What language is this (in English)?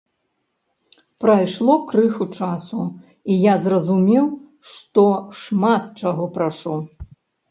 Belarusian